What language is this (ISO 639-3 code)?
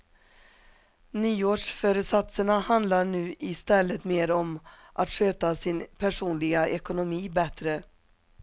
swe